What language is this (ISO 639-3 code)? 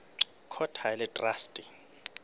sot